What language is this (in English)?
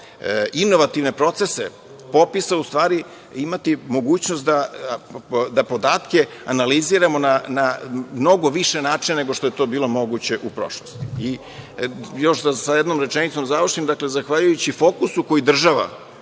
Serbian